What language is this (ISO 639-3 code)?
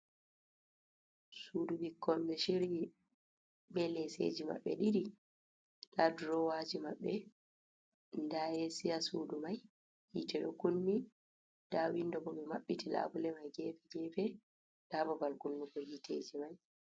ful